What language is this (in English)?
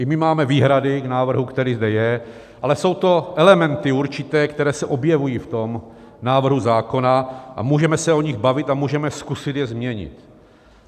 Czech